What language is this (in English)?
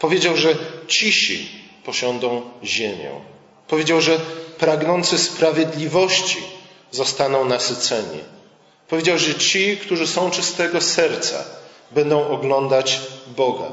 Polish